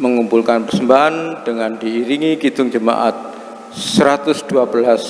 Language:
Indonesian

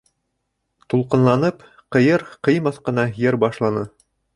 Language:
Bashkir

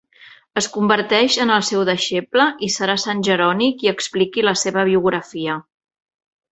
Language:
Catalan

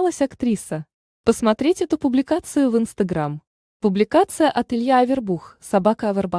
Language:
Russian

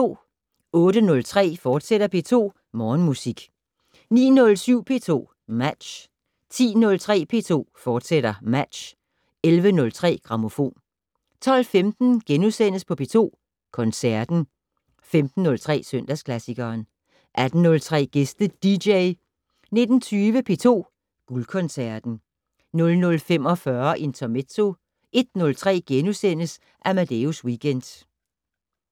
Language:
Danish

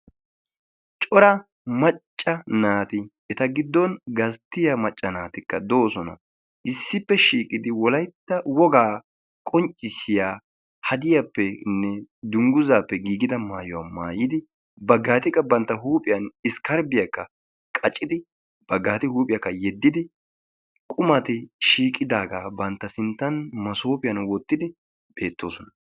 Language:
Wolaytta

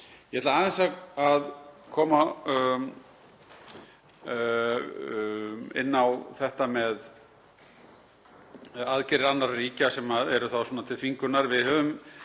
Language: Icelandic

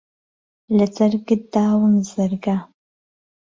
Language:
Central Kurdish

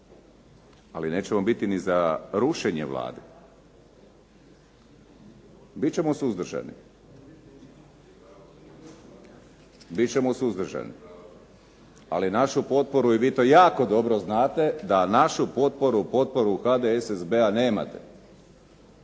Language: Croatian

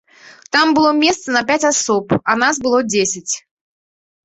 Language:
Belarusian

